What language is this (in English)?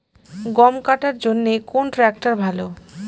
Bangla